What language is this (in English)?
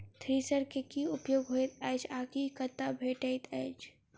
Maithili